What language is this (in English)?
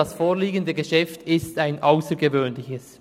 Swiss German